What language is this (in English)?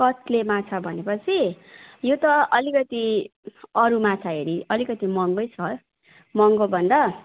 Nepali